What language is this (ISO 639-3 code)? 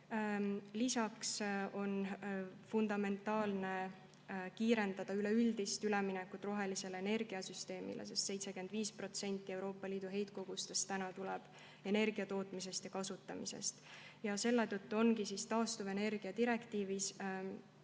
est